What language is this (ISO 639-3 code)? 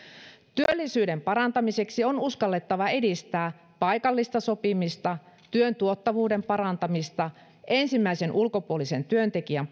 fin